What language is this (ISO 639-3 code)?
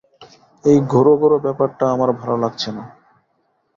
ben